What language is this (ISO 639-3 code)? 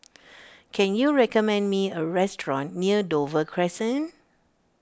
eng